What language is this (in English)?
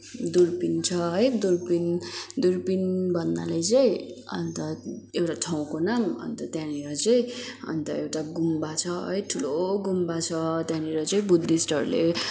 Nepali